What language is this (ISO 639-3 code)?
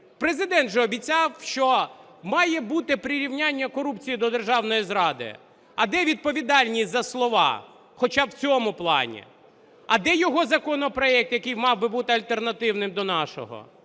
ukr